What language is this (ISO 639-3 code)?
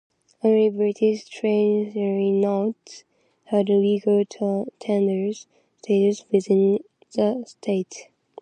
eng